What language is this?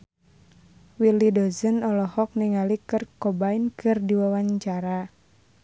Sundanese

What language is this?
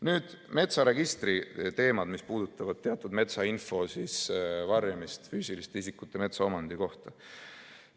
Estonian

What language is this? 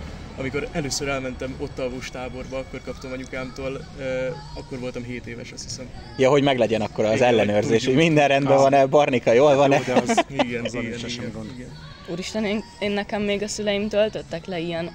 Hungarian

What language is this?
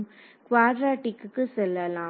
Tamil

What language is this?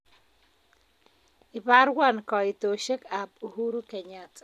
Kalenjin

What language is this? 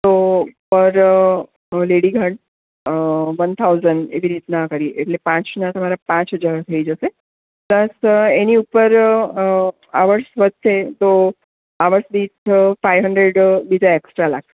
Gujarati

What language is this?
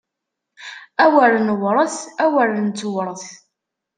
Kabyle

